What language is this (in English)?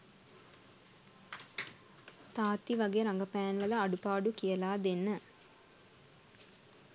Sinhala